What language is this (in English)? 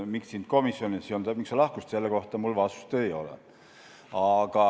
Estonian